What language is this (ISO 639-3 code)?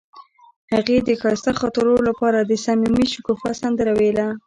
pus